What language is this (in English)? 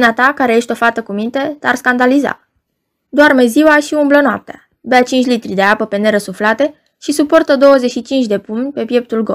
Romanian